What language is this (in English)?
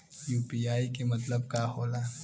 Bhojpuri